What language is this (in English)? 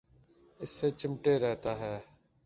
Urdu